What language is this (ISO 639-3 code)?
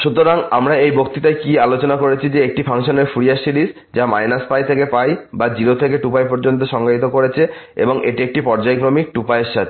ben